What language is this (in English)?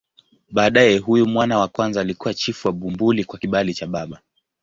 Swahili